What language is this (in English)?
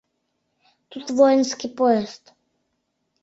Mari